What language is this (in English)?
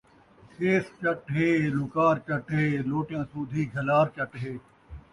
Saraiki